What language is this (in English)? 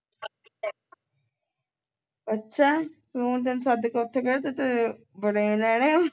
Punjabi